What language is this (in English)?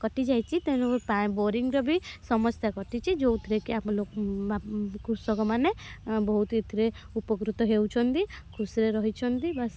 Odia